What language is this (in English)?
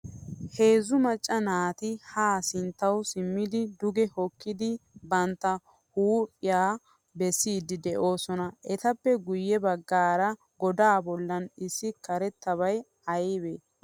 Wolaytta